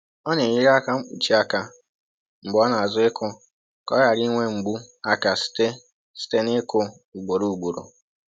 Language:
Igbo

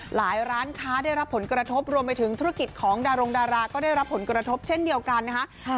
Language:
Thai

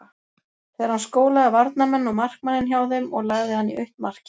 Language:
Icelandic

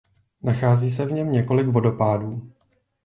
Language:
Czech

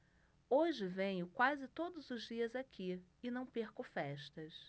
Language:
Portuguese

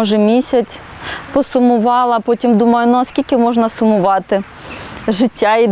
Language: Ukrainian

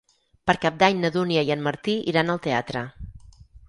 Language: Catalan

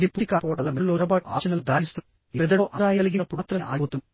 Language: Telugu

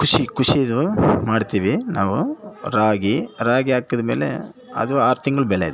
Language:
Kannada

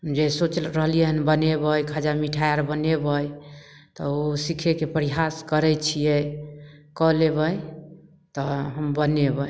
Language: Maithili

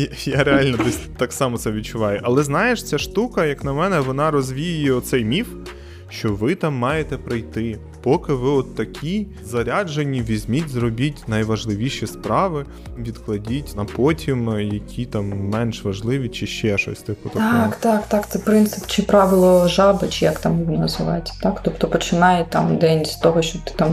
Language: Ukrainian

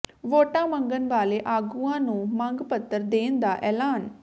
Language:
Punjabi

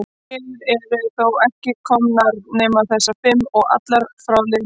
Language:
Icelandic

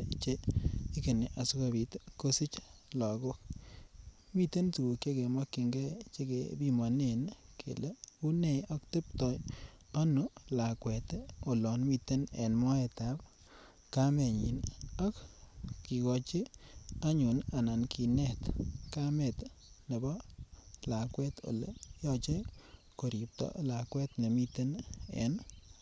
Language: Kalenjin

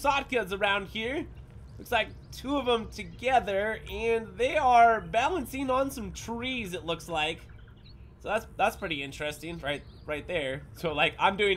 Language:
English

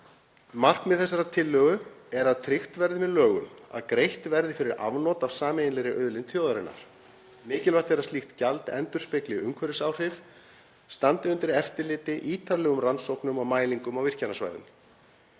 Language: Icelandic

